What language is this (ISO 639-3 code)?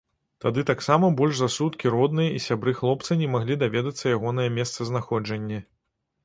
bel